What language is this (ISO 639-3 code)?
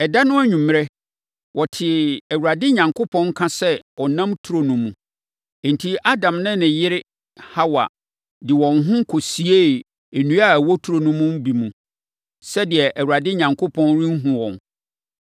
aka